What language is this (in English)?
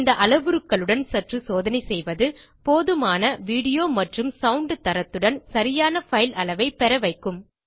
Tamil